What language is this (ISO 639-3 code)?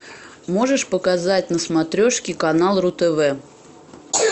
rus